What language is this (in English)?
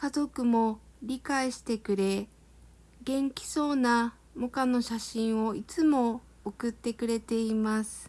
Japanese